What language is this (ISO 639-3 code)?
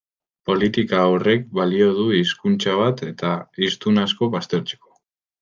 eus